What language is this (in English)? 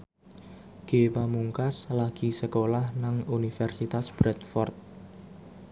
Javanese